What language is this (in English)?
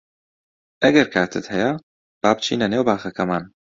Central Kurdish